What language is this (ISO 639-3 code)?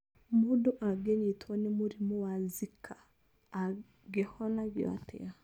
kik